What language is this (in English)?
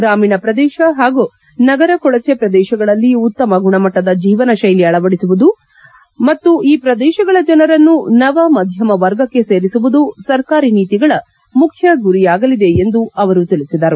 Kannada